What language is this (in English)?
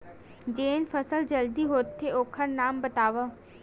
Chhattisgarhi